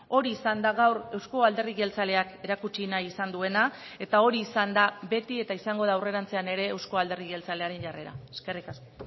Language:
Basque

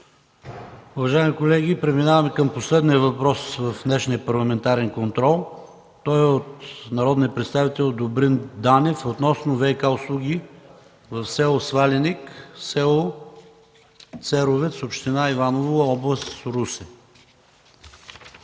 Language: Bulgarian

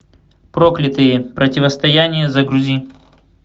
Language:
Russian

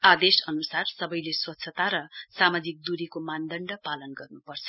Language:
Nepali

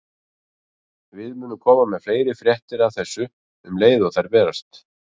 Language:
Icelandic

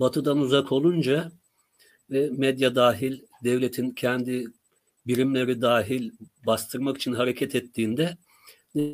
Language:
Turkish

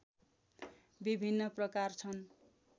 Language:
Nepali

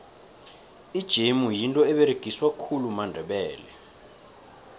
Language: South Ndebele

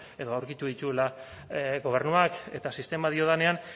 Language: Basque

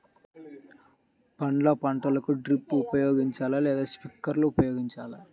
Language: Telugu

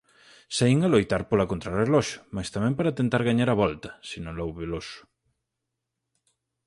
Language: Galician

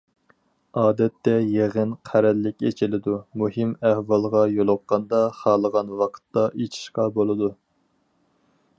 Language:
Uyghur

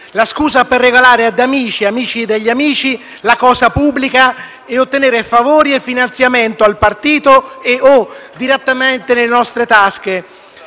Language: Italian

